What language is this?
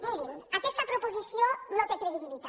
Catalan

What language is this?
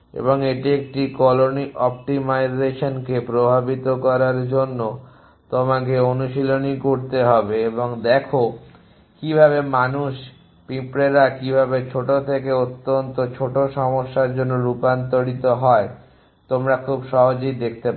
Bangla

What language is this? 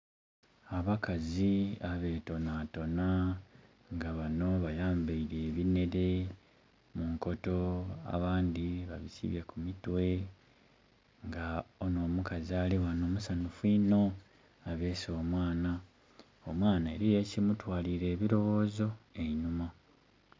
Soga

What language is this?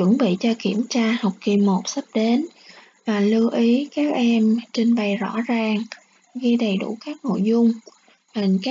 Vietnamese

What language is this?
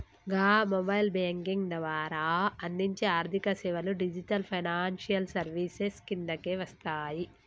Telugu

